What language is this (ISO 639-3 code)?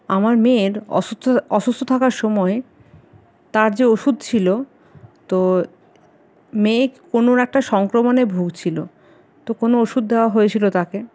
ben